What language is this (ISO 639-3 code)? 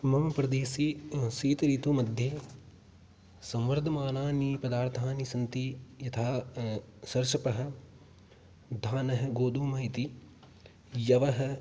san